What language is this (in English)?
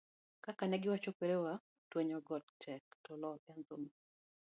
Luo (Kenya and Tanzania)